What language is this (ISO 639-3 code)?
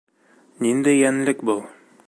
bak